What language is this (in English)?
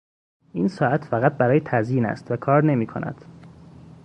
Persian